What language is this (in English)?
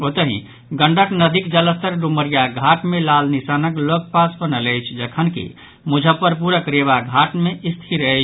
Maithili